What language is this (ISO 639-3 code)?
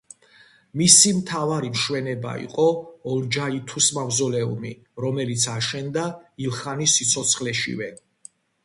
kat